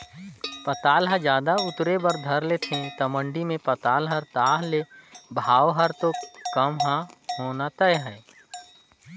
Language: Chhattisgarhi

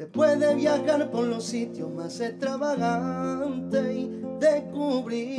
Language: Spanish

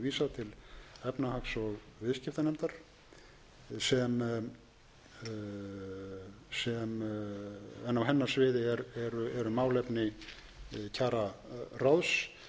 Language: Icelandic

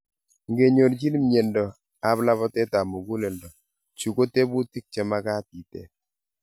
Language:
Kalenjin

